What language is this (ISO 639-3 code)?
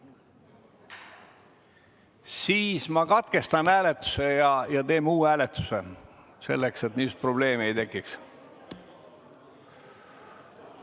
est